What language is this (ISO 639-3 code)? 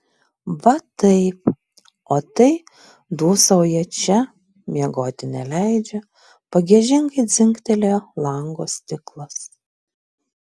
lit